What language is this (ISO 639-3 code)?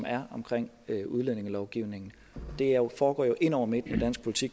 dan